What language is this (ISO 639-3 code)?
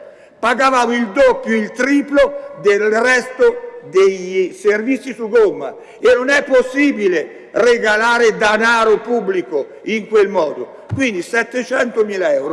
ita